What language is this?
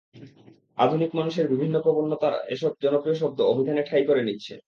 Bangla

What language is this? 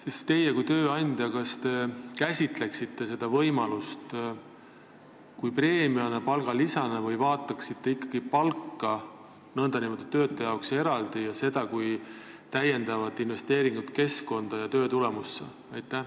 Estonian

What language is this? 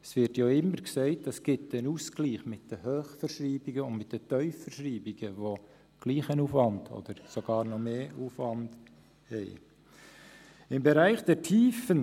Swiss German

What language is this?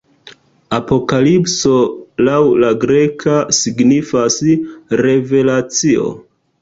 Esperanto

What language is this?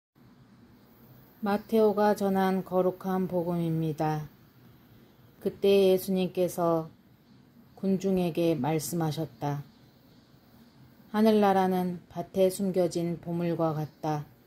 Korean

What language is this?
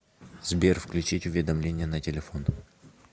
Russian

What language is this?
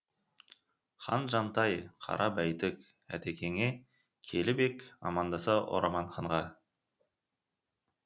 Kazakh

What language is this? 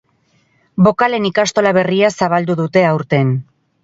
Basque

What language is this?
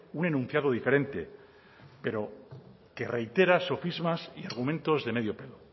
Spanish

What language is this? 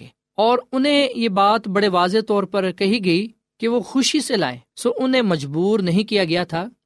Urdu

